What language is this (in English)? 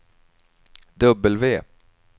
Swedish